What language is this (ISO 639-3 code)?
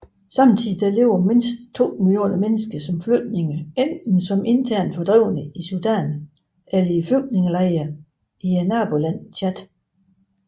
dan